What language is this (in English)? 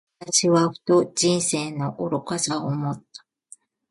Japanese